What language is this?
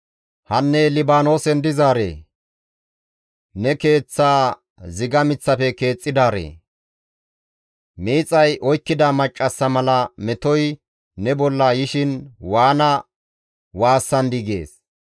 Gamo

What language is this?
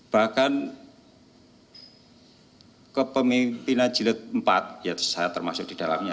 Indonesian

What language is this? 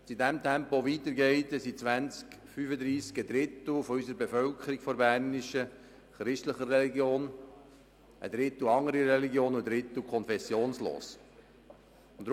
Swiss German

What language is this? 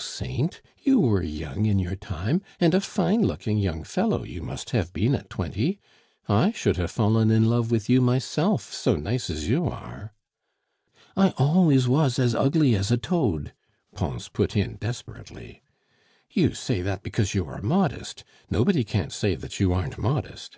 English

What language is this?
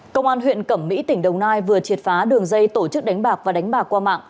Vietnamese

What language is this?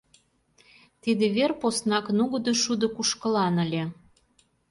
Mari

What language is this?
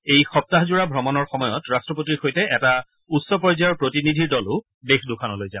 Assamese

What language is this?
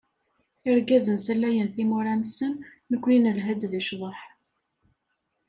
Kabyle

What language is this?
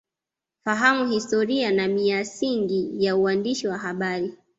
Swahili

